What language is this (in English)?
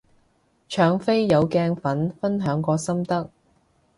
Cantonese